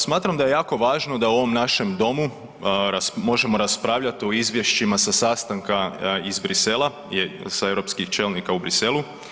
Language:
Croatian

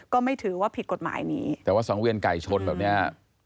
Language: Thai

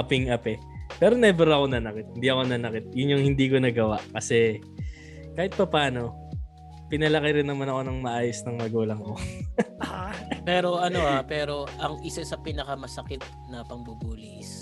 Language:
Filipino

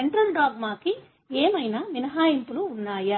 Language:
Telugu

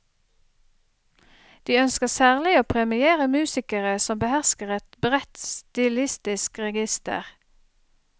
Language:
Norwegian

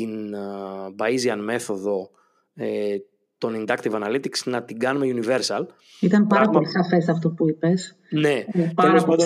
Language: Greek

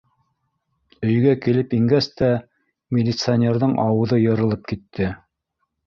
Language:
Bashkir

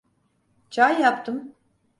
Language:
Turkish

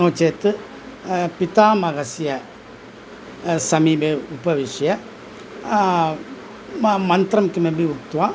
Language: Sanskrit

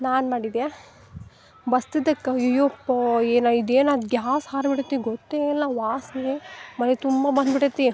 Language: Kannada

